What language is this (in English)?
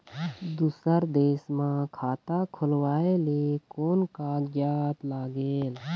Chhattisgarhi